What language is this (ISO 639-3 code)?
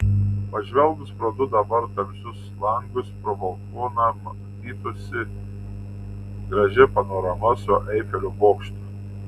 lit